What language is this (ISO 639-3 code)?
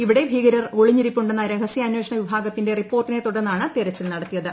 mal